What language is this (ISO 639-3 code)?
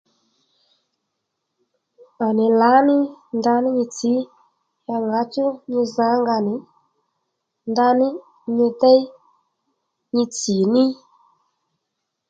led